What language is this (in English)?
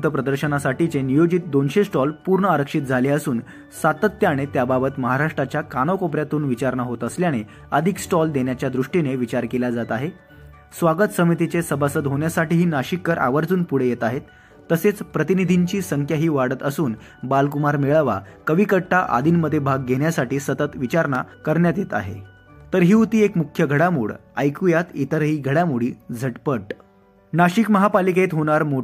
Marathi